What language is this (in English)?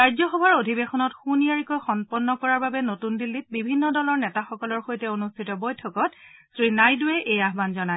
Assamese